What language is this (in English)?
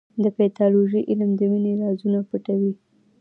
Pashto